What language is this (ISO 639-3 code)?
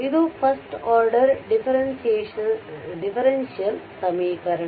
kan